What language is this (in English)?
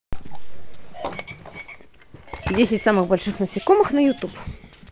Russian